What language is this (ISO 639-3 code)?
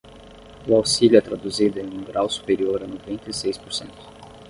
por